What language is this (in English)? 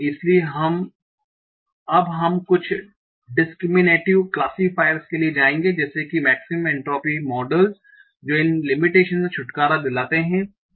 Hindi